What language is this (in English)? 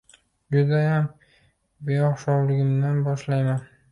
Uzbek